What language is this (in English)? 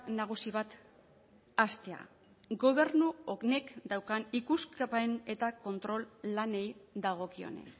Basque